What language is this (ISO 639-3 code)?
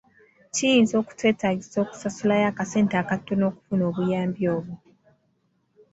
lug